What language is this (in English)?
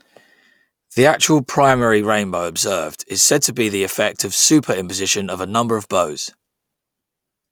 English